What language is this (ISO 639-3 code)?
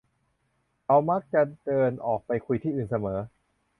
tha